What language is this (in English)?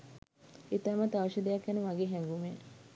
Sinhala